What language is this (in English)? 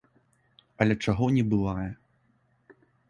Belarusian